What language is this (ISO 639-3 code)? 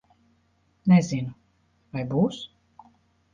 lav